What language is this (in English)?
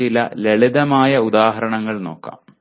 Malayalam